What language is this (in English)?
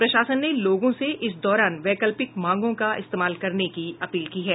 Hindi